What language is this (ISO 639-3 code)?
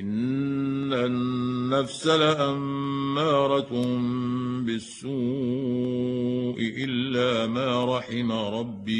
ara